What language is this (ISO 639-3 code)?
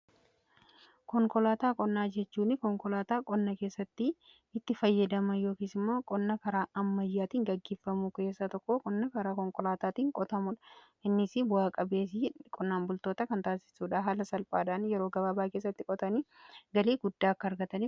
orm